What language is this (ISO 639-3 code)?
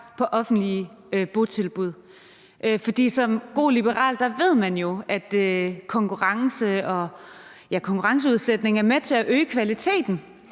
dan